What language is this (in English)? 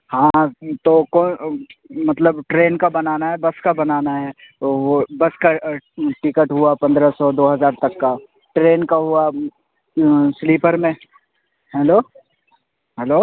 Urdu